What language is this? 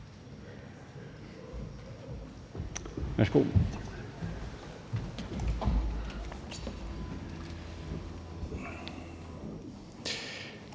Danish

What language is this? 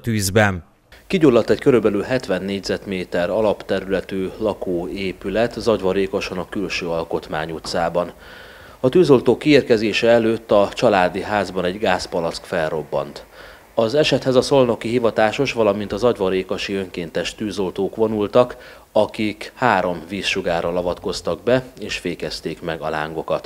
Hungarian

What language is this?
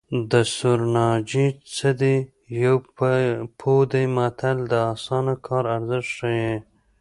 Pashto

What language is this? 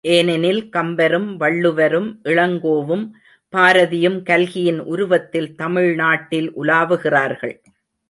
Tamil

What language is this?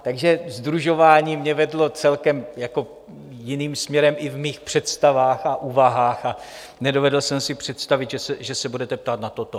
Czech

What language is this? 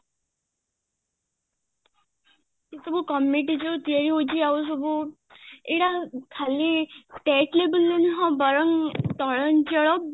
Odia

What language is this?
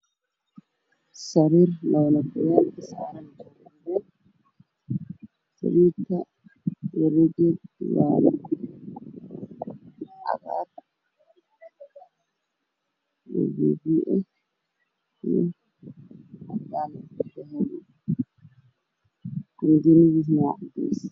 Somali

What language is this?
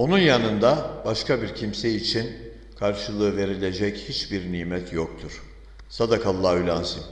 Turkish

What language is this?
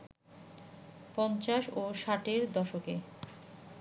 Bangla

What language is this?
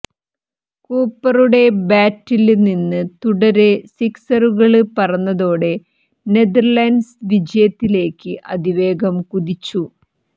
Malayalam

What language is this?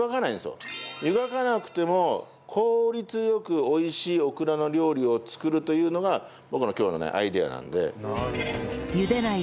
Japanese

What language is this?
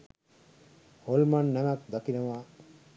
Sinhala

